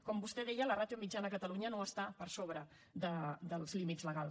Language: Catalan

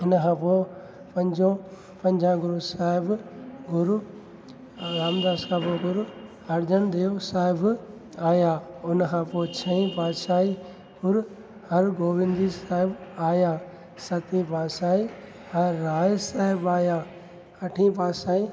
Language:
Sindhi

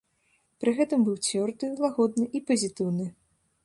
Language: Belarusian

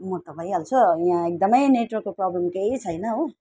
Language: Nepali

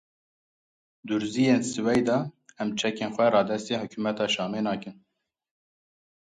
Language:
Kurdish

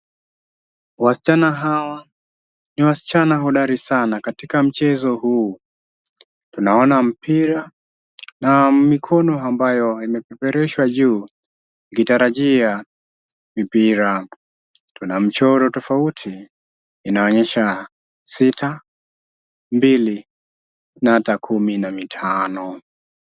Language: Swahili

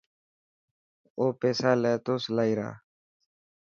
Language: Dhatki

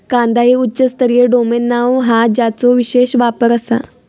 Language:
Marathi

